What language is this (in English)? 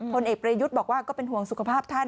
Thai